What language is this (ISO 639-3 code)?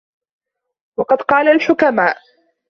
ara